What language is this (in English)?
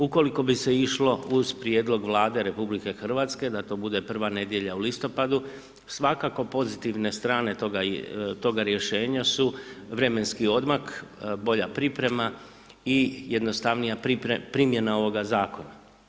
Croatian